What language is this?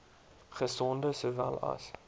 Afrikaans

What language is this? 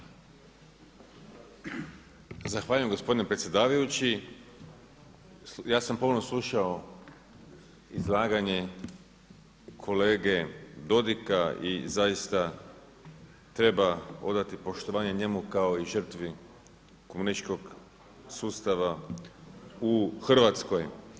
Croatian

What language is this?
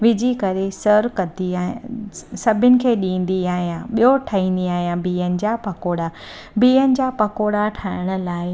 Sindhi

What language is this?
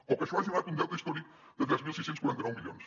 Catalan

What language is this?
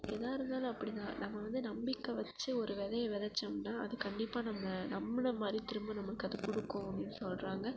Tamil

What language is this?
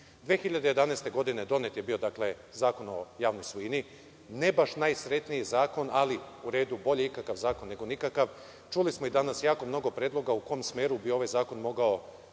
Serbian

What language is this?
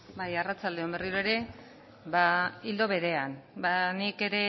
Basque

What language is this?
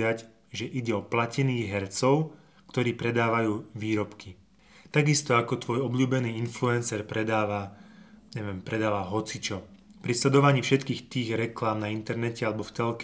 Slovak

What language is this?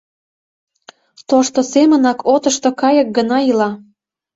Mari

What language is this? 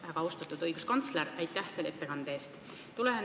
Estonian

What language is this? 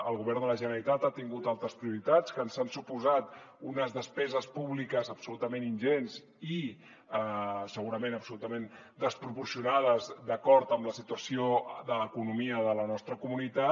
Catalan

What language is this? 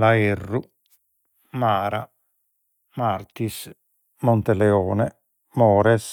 Sardinian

